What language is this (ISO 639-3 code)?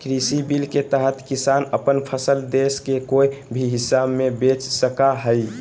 mag